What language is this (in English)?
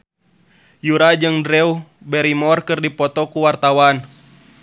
Sundanese